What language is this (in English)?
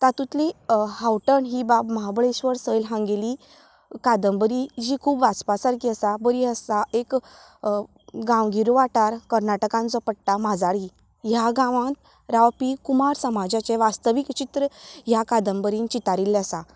Konkani